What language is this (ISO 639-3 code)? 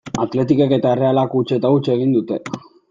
eus